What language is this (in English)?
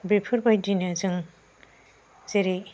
Bodo